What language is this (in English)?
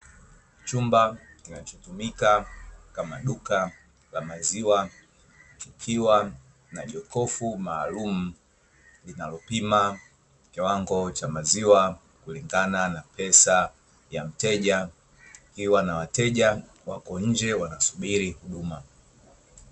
Swahili